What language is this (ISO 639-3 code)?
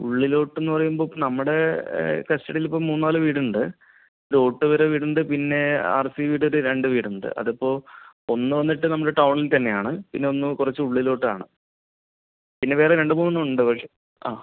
mal